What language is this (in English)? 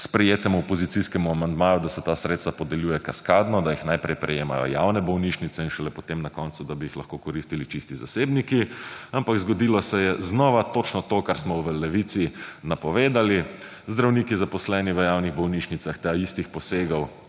Slovenian